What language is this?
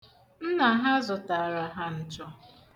Igbo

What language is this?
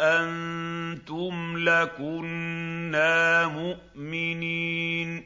Arabic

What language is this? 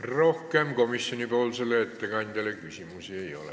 Estonian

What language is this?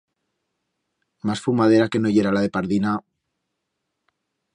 Aragonese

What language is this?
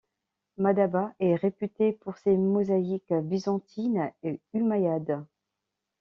French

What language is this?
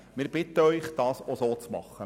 Swiss German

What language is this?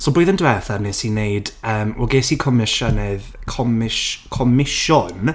Welsh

